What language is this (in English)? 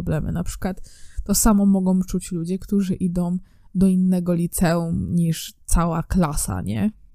Polish